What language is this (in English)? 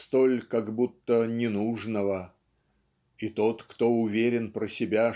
Russian